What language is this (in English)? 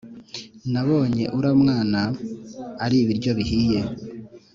Kinyarwanda